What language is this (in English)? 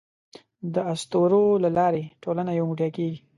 Pashto